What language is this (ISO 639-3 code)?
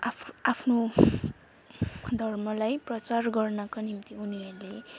nep